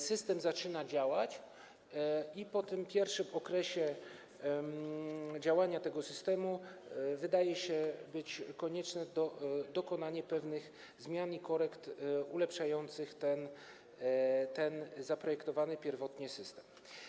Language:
Polish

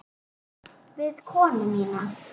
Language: Icelandic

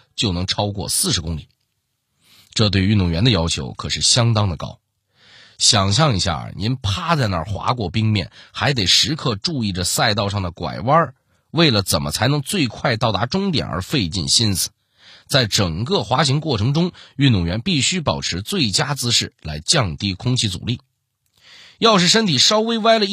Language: Chinese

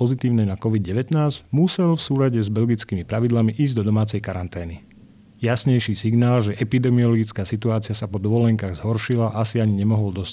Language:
Slovak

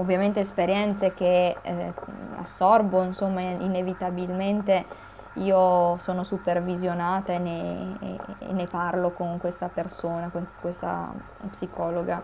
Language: Italian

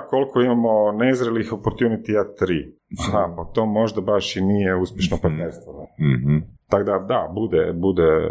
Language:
Croatian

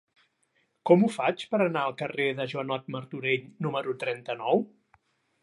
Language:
Catalan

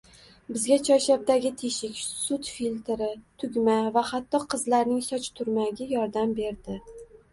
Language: Uzbek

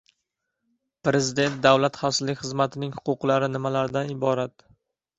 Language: Uzbek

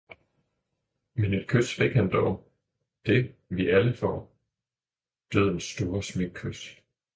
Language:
Danish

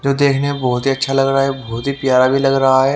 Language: Hindi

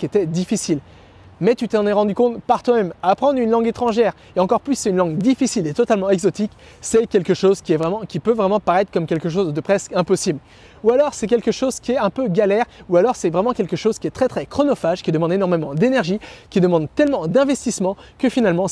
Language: French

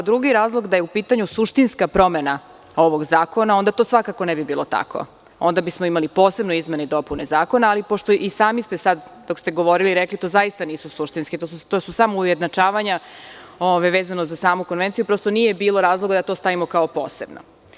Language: Serbian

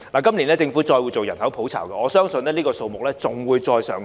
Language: Cantonese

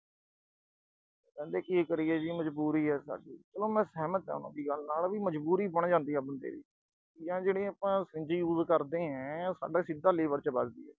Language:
Punjabi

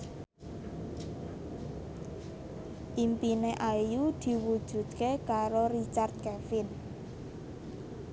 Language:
Javanese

